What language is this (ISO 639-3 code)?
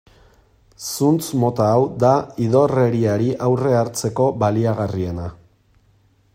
eus